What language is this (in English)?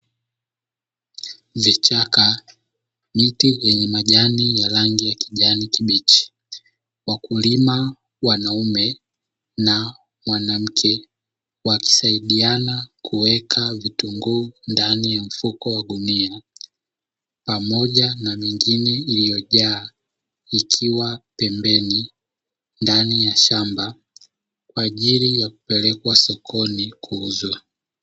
Swahili